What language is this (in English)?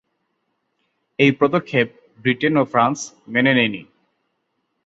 Bangla